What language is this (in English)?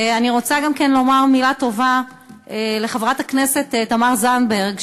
Hebrew